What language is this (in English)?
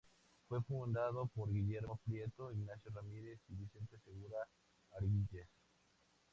Spanish